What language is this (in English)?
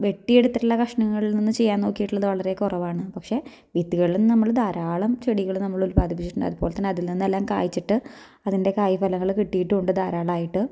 Malayalam